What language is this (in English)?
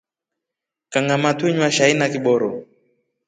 Rombo